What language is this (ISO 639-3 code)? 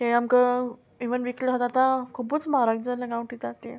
kok